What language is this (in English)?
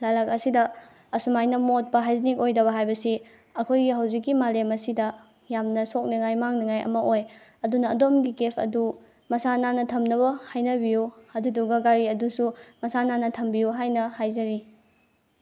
Manipuri